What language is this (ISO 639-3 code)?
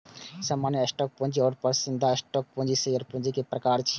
mai